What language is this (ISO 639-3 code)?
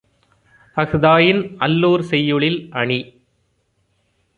tam